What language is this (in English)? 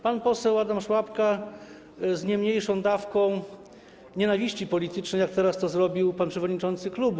Polish